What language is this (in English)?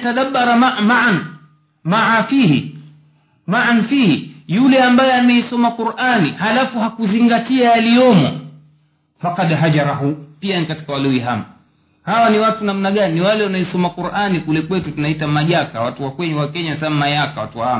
Swahili